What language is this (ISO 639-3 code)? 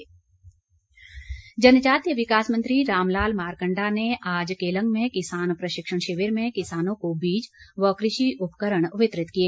hin